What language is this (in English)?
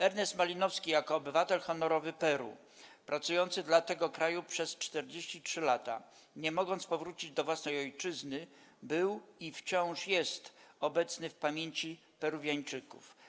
Polish